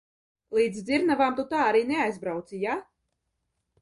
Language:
Latvian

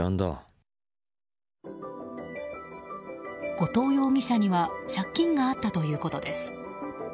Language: Japanese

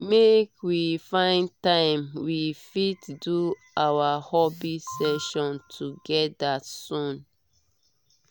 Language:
Nigerian Pidgin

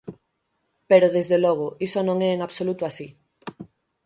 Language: Galician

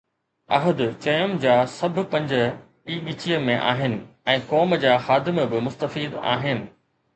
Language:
Sindhi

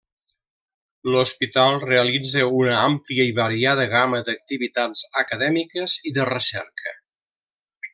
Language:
Catalan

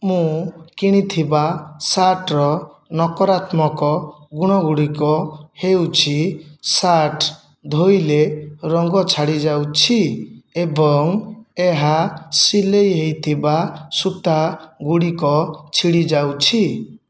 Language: Odia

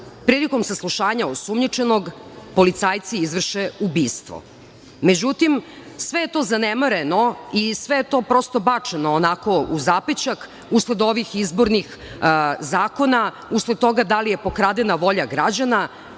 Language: Serbian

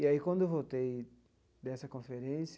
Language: Portuguese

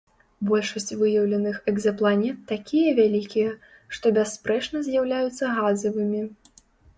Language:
Belarusian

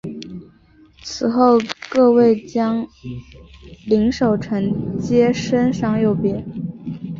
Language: Chinese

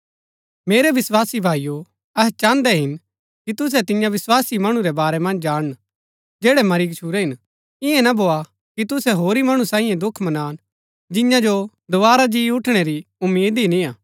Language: Gaddi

